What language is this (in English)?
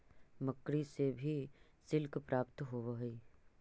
Magahi